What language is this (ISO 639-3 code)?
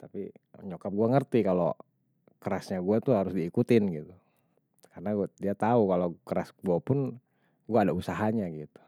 bew